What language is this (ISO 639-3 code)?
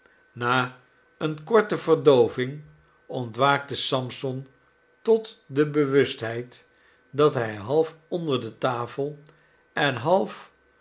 nld